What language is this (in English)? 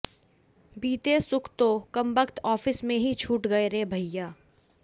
Hindi